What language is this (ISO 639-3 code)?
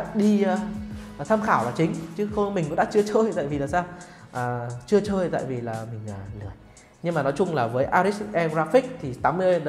vie